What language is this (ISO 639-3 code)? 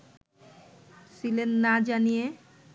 ben